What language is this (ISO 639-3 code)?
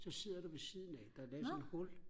dan